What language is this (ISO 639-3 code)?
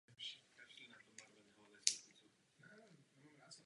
ces